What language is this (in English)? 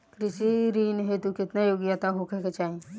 Bhojpuri